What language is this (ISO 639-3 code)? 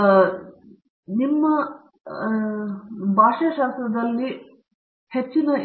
kan